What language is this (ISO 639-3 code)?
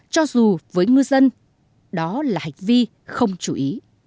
vie